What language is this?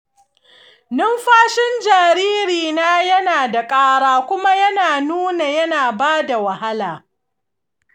Hausa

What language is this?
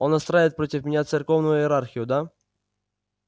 Russian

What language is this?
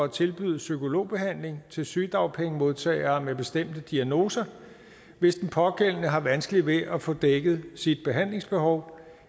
Danish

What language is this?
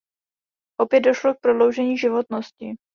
Czech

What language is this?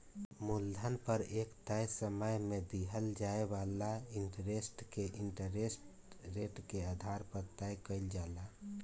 Bhojpuri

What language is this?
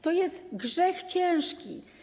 Polish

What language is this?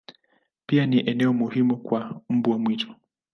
Swahili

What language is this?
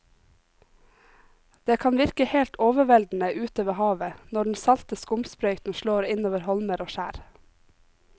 Norwegian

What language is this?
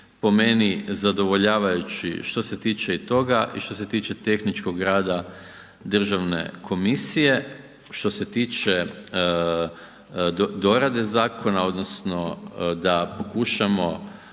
Croatian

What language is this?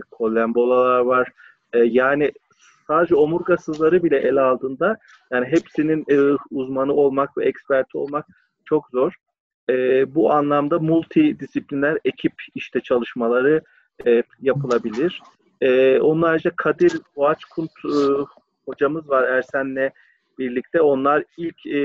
Turkish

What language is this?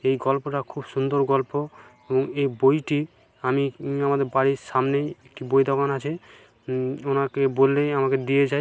Bangla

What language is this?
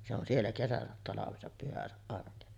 Finnish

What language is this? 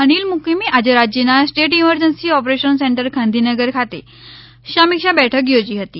Gujarati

